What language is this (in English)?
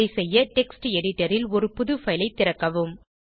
Tamil